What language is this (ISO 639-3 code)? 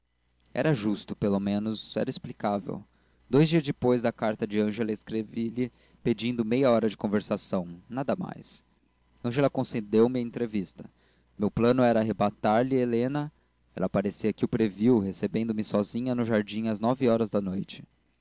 por